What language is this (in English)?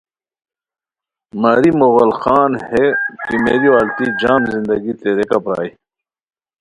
Khowar